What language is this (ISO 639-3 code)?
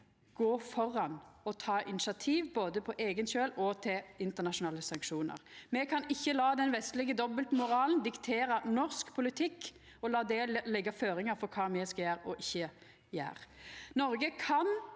nor